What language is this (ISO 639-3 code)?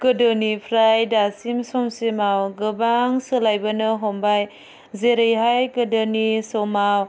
brx